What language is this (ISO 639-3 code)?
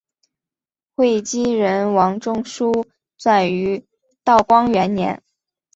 zho